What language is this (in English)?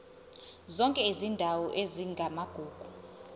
Zulu